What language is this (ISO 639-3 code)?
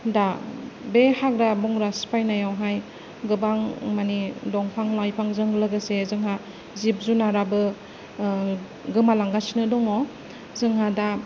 brx